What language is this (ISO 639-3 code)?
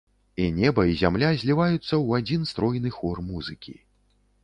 bel